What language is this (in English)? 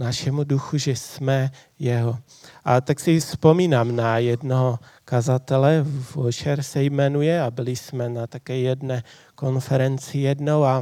Czech